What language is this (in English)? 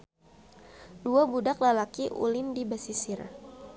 Sundanese